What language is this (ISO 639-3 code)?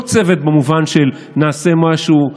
heb